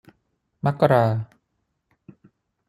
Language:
Thai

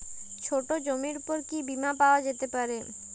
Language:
Bangla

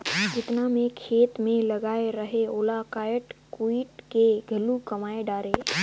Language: Chhattisgarhi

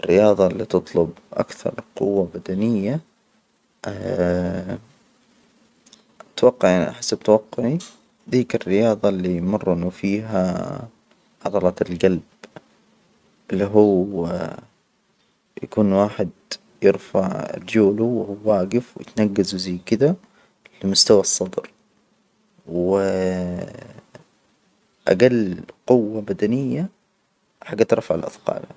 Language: Hijazi Arabic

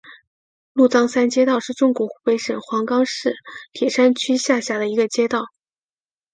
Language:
Chinese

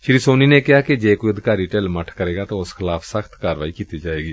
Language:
Punjabi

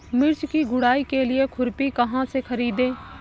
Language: Hindi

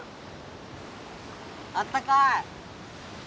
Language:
Japanese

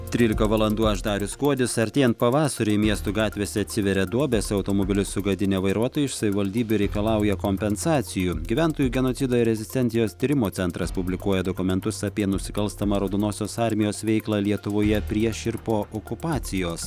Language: Lithuanian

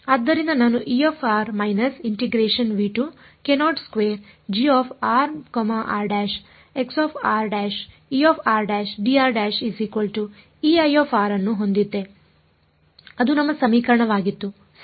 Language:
Kannada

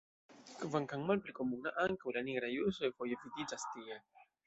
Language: Esperanto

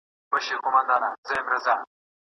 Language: Pashto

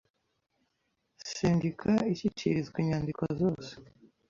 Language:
Kinyarwanda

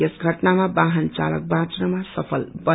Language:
Nepali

